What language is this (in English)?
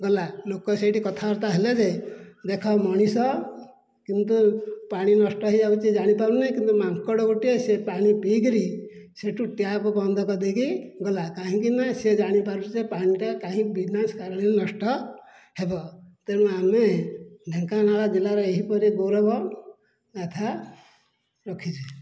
Odia